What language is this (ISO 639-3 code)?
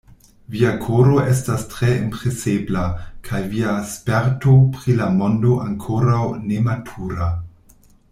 epo